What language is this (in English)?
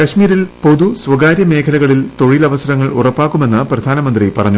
Malayalam